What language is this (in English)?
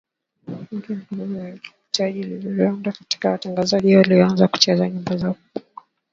Swahili